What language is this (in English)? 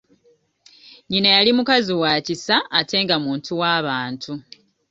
Ganda